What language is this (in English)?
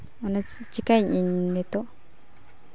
Santali